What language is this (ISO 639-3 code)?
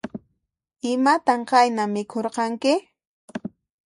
qxp